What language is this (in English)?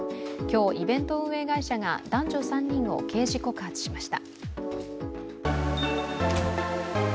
Japanese